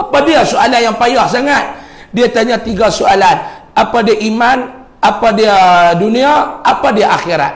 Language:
Malay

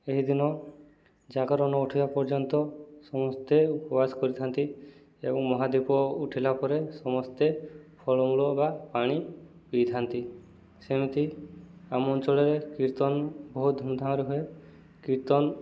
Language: Odia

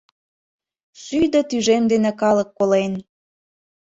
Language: Mari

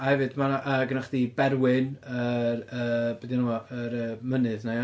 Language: Welsh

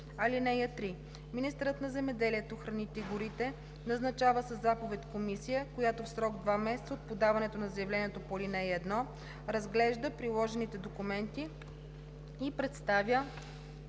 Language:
Bulgarian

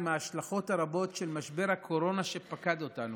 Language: Hebrew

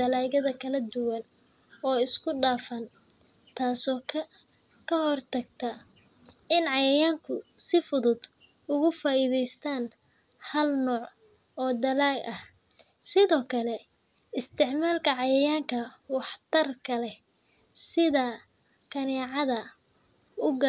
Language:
Somali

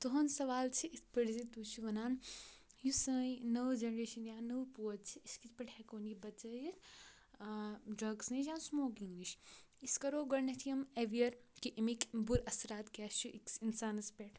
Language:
Kashmiri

